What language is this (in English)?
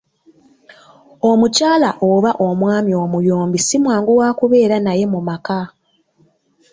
Ganda